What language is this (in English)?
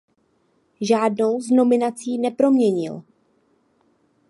Czech